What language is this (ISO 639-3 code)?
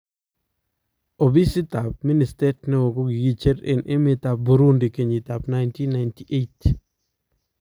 kln